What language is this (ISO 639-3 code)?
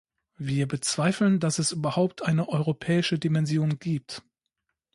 deu